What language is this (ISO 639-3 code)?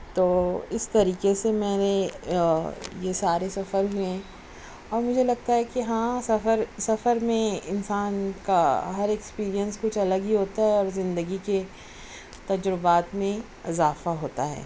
urd